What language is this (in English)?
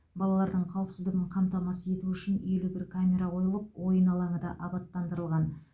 Kazakh